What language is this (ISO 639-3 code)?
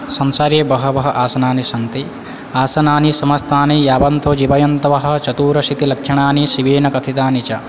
san